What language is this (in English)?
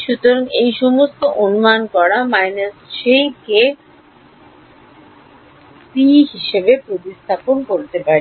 Bangla